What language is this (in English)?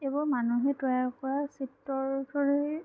Assamese